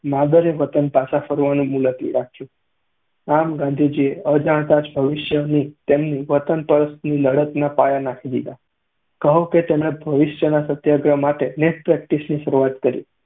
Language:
Gujarati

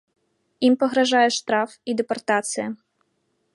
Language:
Belarusian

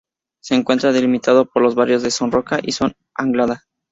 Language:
Spanish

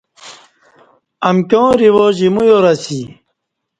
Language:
Kati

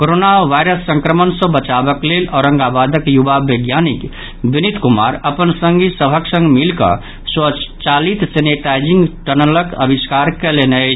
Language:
Maithili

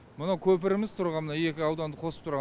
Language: Kazakh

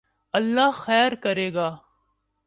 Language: Urdu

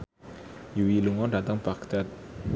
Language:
Javanese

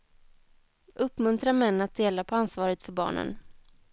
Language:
Swedish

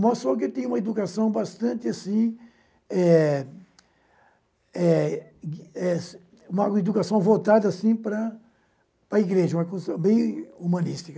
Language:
Portuguese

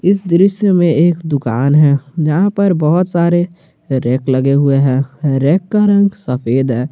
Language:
Hindi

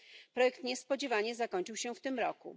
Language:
Polish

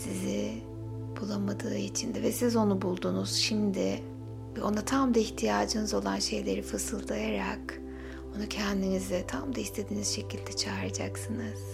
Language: Turkish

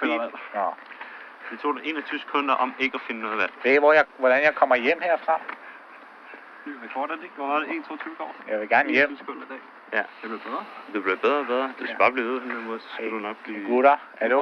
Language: Danish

